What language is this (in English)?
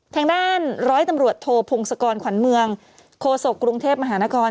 Thai